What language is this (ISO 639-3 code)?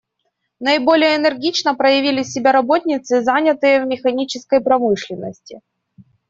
rus